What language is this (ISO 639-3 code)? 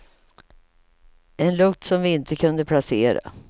swe